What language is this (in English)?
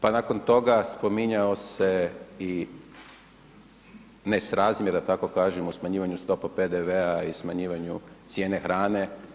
Croatian